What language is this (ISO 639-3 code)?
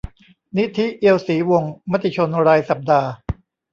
tha